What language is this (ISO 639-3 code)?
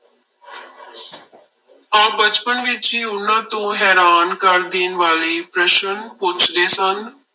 pan